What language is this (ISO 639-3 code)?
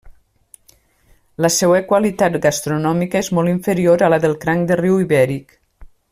cat